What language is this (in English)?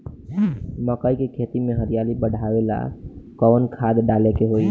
Bhojpuri